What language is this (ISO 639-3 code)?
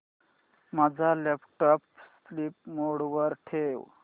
mar